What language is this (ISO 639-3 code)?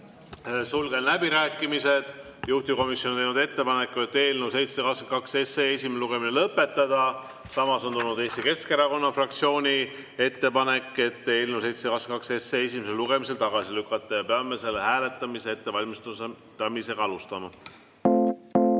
est